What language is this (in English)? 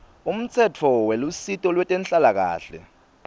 Swati